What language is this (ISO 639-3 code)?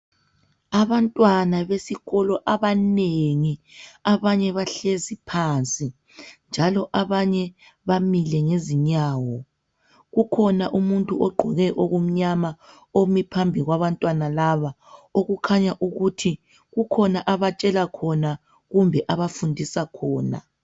nde